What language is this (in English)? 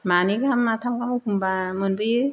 Bodo